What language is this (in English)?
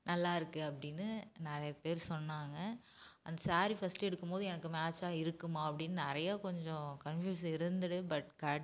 Tamil